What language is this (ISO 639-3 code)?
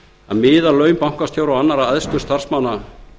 isl